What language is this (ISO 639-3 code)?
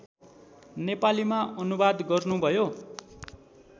nep